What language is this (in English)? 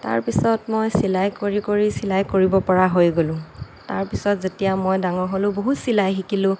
Assamese